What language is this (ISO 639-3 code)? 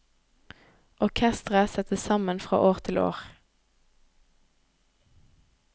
nor